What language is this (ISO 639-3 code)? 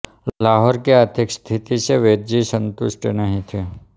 hin